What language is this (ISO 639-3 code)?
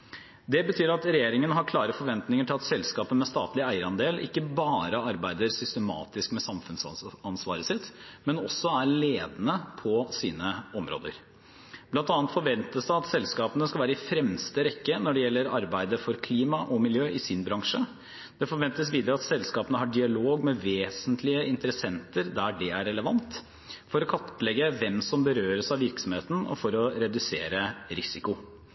nob